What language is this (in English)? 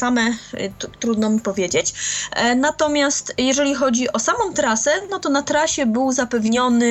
Polish